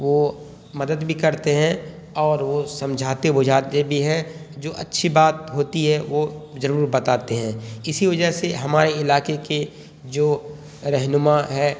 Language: Urdu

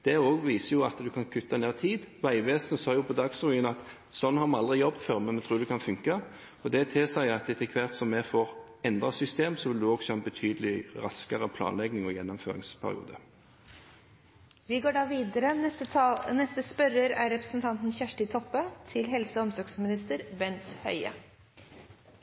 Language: Norwegian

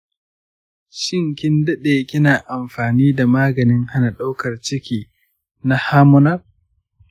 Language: Hausa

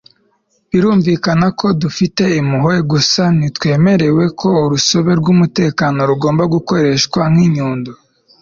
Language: Kinyarwanda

